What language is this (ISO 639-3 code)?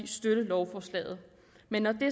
dan